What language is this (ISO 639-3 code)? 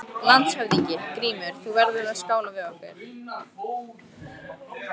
isl